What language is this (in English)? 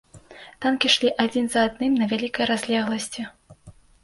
Belarusian